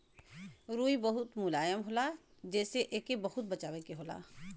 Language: Bhojpuri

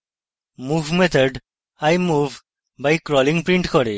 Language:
Bangla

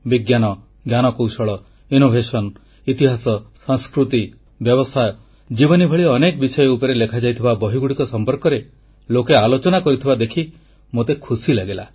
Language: Odia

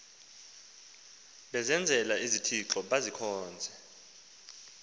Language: Xhosa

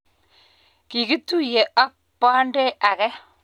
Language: Kalenjin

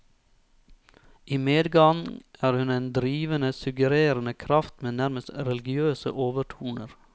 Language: Norwegian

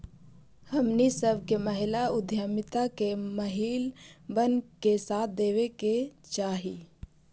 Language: Magahi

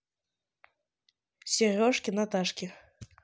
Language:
Russian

